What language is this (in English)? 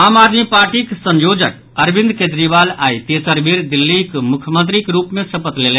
Maithili